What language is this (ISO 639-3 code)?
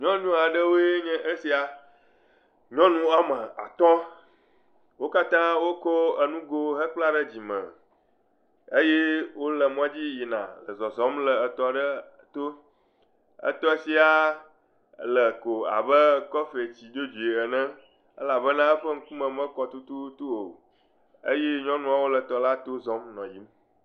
ewe